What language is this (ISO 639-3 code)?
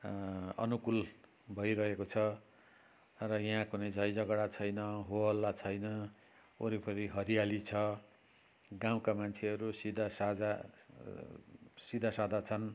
nep